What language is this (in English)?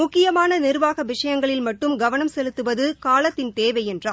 Tamil